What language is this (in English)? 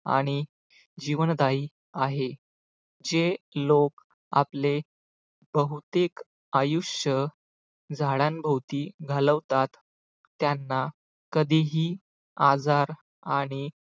Marathi